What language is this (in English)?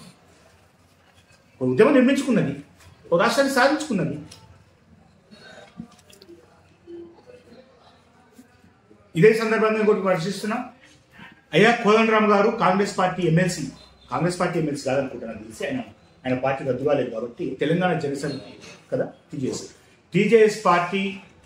Telugu